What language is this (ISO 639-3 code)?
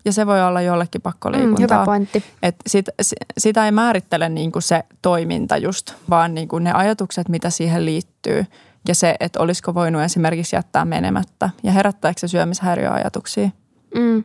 fin